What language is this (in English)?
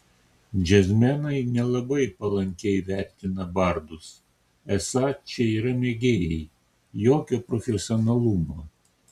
Lithuanian